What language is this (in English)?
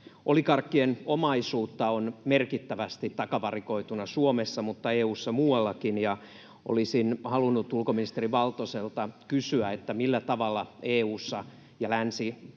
Finnish